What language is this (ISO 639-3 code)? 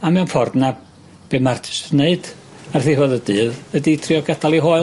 cym